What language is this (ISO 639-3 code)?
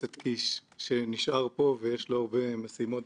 heb